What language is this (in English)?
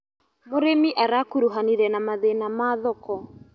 Kikuyu